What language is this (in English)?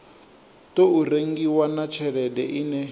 Venda